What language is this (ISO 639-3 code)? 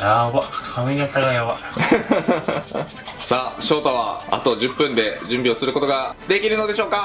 jpn